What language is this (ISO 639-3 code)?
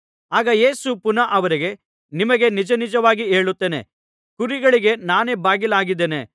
kan